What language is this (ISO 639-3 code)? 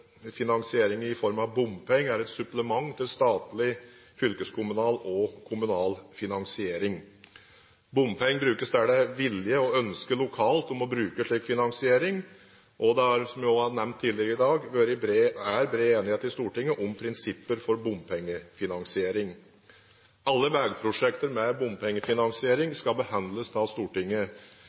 nob